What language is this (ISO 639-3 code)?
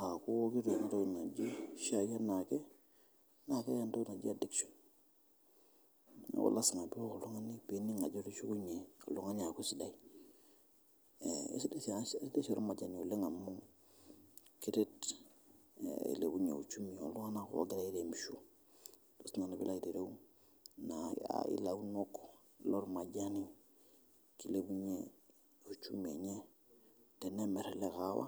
mas